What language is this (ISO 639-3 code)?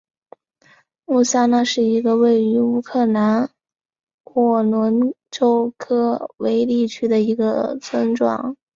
zho